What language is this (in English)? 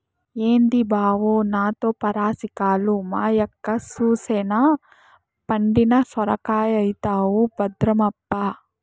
Telugu